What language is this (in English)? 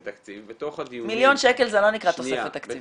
Hebrew